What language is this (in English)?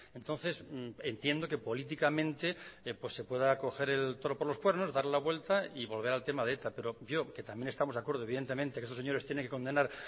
Spanish